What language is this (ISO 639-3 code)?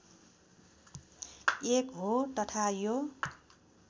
nep